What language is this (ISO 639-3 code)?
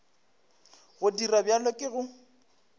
nso